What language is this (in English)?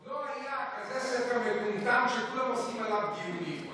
Hebrew